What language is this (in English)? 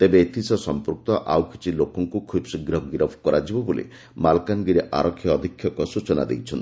Odia